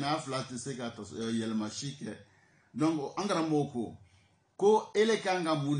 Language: French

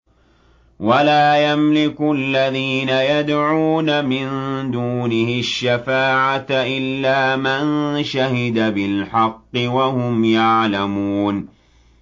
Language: Arabic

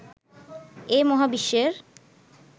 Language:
Bangla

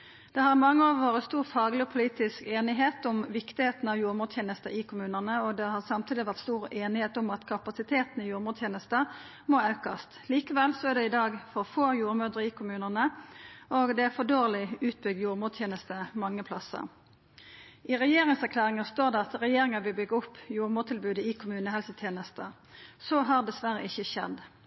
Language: Norwegian Nynorsk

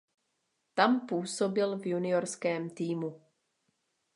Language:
Czech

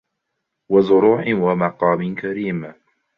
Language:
Arabic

